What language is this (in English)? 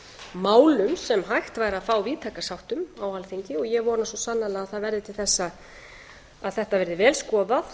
Icelandic